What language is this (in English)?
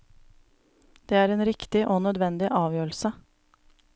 Norwegian